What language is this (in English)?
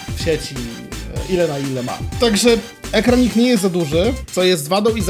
Polish